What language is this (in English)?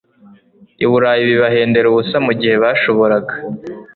Kinyarwanda